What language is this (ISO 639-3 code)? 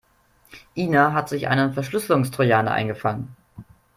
deu